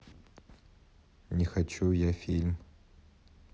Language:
Russian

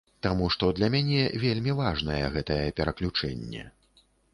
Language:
Belarusian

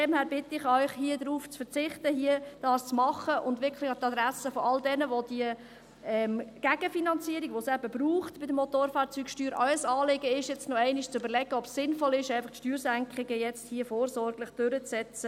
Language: Swiss German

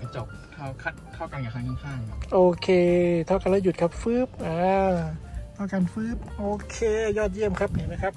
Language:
Thai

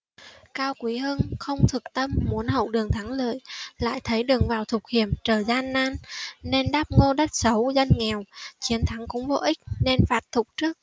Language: Vietnamese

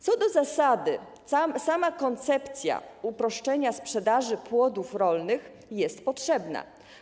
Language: Polish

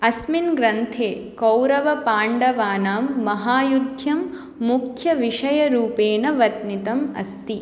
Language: Sanskrit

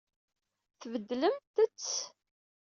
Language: Kabyle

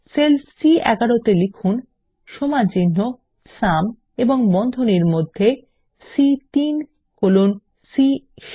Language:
Bangla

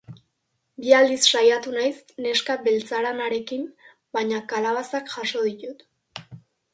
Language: Basque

